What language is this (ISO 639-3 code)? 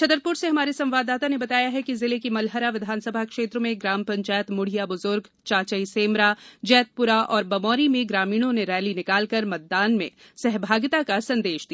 hin